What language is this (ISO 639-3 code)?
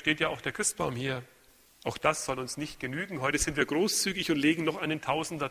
deu